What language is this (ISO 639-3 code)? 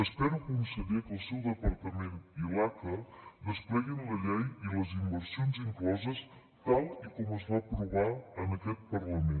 cat